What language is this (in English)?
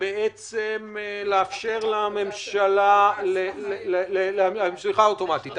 Hebrew